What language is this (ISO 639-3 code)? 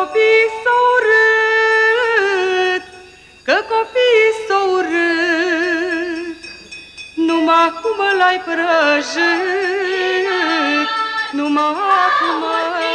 ron